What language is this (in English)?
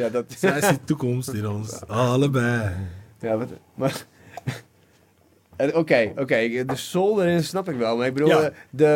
Dutch